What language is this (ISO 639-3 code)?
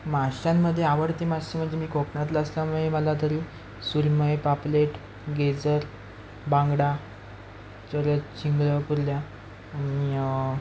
mar